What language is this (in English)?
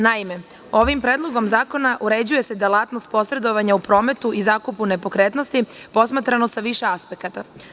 Serbian